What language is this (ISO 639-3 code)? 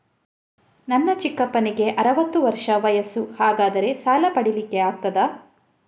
kan